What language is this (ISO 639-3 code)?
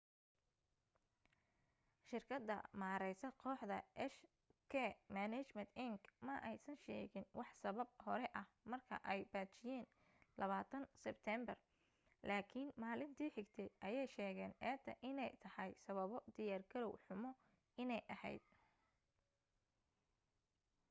som